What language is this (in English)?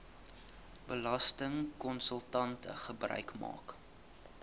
Afrikaans